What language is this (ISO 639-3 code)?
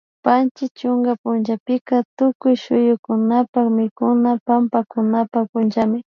qvi